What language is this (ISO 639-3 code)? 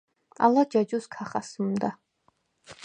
sva